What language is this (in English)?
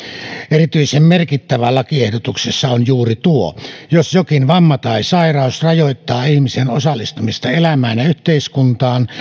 Finnish